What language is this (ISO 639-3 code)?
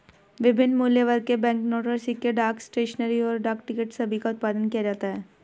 hin